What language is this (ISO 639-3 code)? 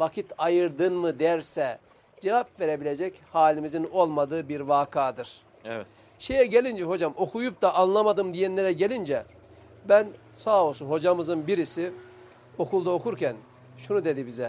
tur